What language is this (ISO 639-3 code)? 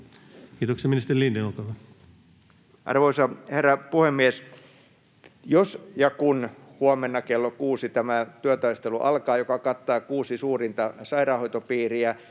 fin